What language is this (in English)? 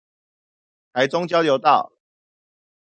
Chinese